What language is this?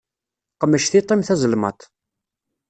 Kabyle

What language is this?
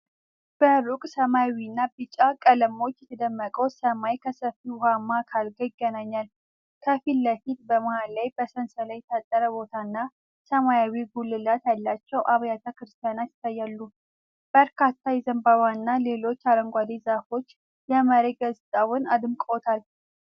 Amharic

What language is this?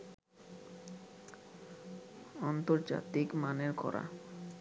Bangla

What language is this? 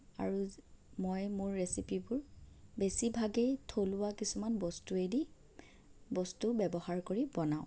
Assamese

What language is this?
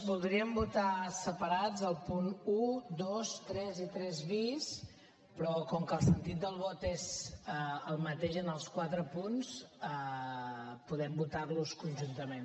Catalan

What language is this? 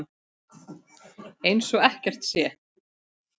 Icelandic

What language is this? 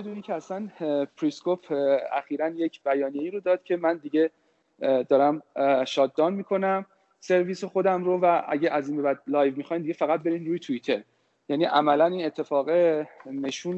Persian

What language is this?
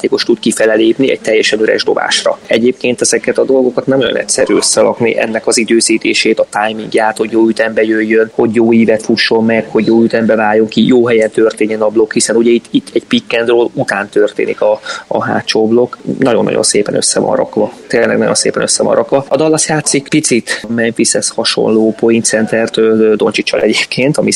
Hungarian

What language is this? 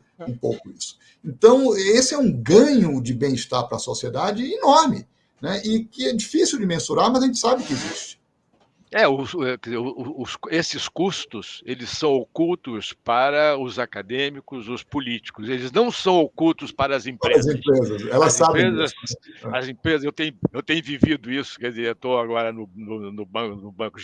Portuguese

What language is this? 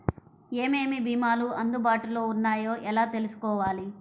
Telugu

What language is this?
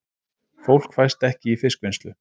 Icelandic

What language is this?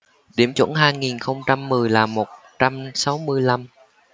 Vietnamese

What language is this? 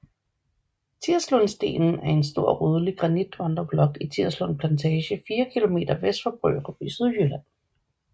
Danish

